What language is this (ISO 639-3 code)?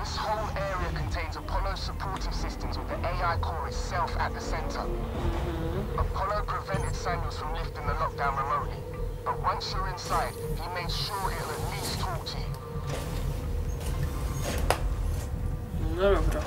pol